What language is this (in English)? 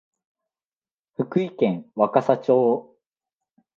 Japanese